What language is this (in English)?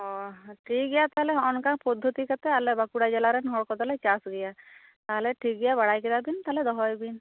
Santali